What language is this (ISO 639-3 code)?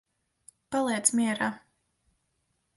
lav